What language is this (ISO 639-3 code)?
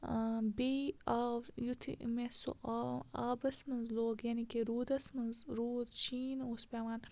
kas